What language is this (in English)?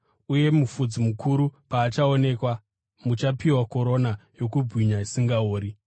Shona